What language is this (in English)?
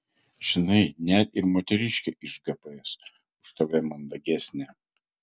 Lithuanian